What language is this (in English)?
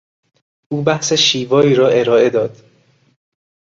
Persian